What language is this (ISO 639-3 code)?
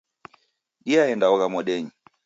dav